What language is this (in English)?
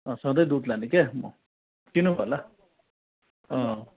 Nepali